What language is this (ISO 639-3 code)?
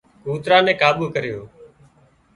kxp